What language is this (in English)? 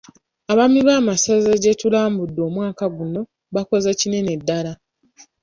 Ganda